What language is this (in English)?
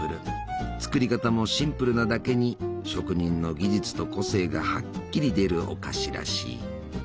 Japanese